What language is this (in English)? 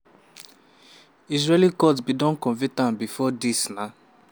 Nigerian Pidgin